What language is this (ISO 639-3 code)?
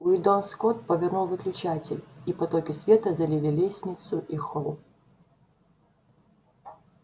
rus